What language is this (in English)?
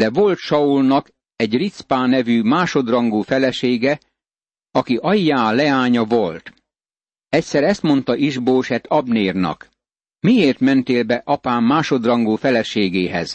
Hungarian